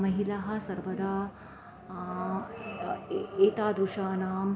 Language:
Sanskrit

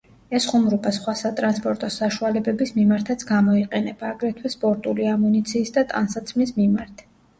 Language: Georgian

